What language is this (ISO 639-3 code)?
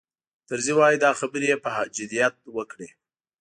pus